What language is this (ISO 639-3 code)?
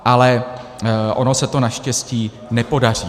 ces